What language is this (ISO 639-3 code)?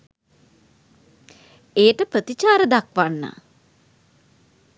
sin